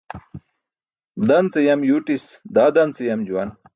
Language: Burushaski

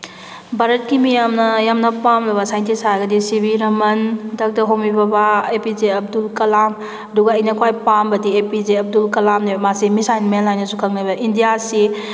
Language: Manipuri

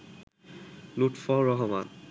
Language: Bangla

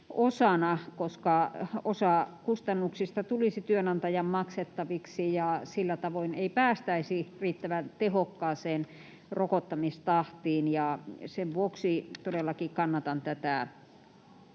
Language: Finnish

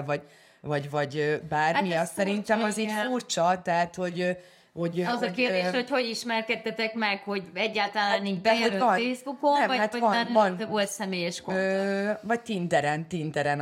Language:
Hungarian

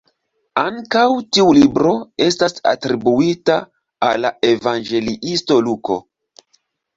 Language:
Esperanto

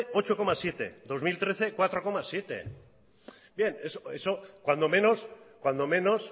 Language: Basque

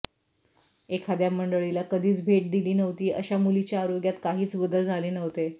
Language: Marathi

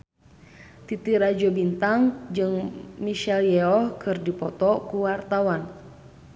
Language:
Sundanese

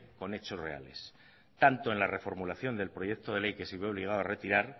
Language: Spanish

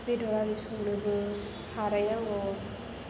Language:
Bodo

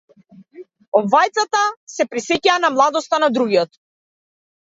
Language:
Macedonian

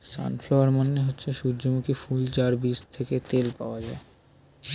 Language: Bangla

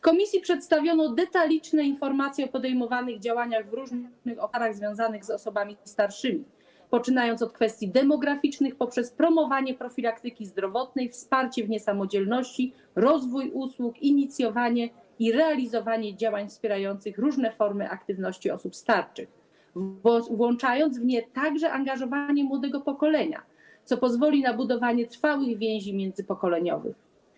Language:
Polish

